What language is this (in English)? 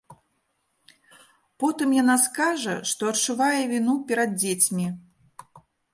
Belarusian